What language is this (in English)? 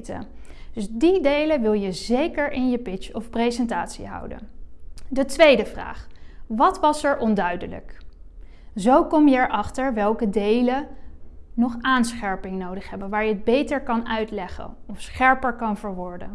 Dutch